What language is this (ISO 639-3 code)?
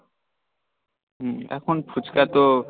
ben